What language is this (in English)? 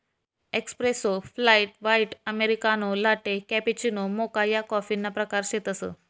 Marathi